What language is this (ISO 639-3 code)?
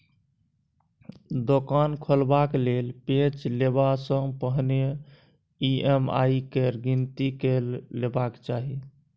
mai